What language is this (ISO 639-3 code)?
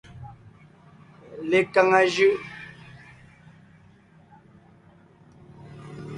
nnh